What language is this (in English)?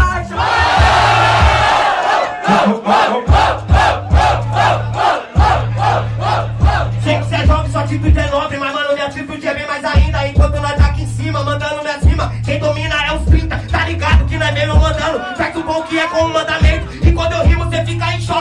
Portuguese